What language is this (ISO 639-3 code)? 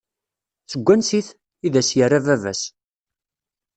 kab